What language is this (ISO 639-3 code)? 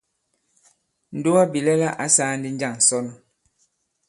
abb